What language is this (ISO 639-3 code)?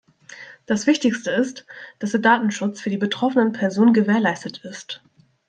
deu